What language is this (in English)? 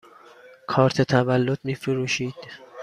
Persian